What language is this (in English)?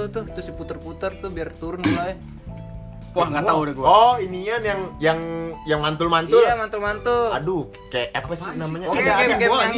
Indonesian